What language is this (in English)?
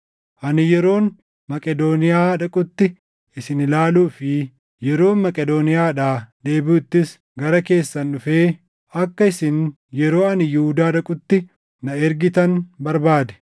Oromo